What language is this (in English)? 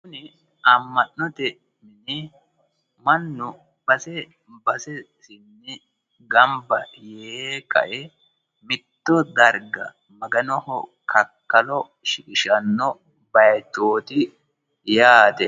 Sidamo